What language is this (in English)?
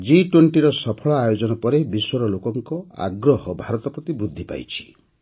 Odia